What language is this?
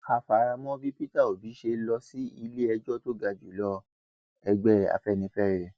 Yoruba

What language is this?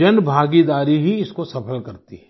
Hindi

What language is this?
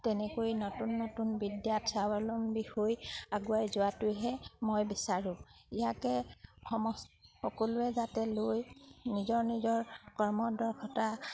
Assamese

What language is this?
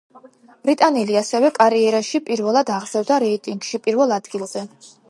Georgian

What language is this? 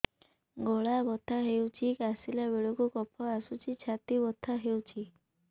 Odia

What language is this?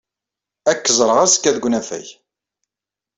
Kabyle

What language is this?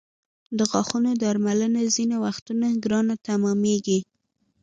Pashto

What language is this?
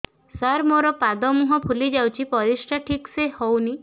Odia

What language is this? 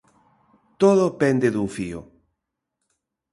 Galician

